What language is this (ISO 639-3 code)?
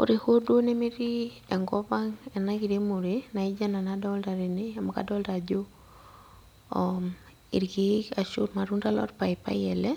mas